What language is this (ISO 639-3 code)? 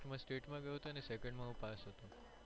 guj